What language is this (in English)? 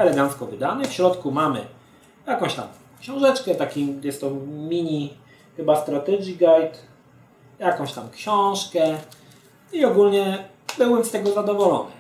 Polish